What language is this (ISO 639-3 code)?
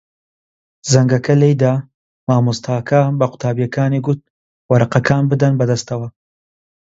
ckb